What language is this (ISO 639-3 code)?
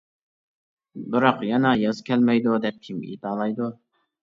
uig